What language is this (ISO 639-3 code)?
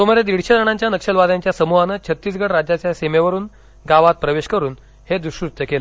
mar